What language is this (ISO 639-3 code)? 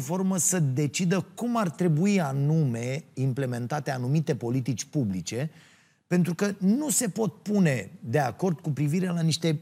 ron